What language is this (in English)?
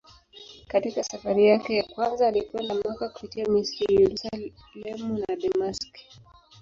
Swahili